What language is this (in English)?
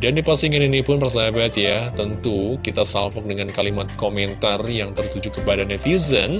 Indonesian